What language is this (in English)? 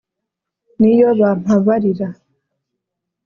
Kinyarwanda